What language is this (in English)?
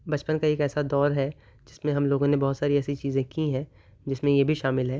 Urdu